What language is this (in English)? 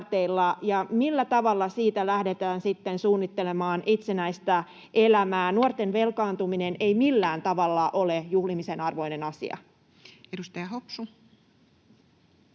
Finnish